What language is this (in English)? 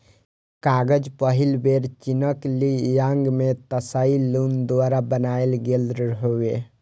Maithili